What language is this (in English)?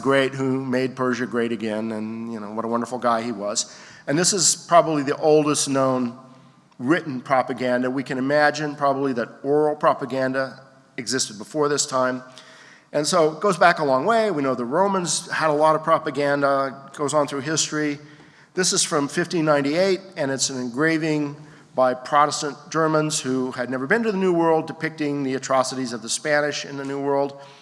English